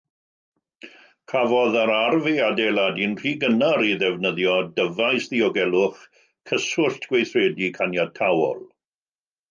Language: Welsh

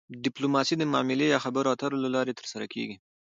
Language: Pashto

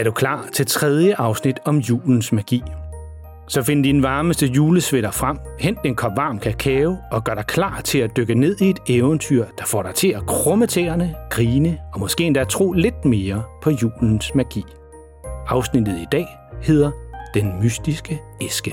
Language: Danish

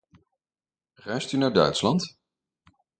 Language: Dutch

